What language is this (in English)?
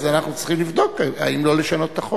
Hebrew